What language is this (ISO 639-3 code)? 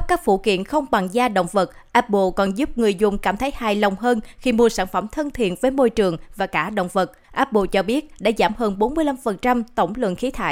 vie